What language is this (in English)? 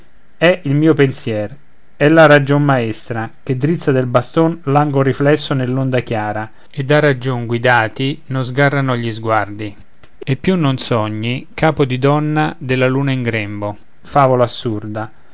Italian